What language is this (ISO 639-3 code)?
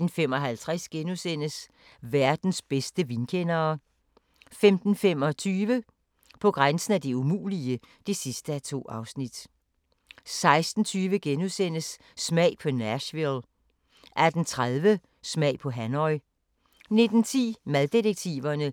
dan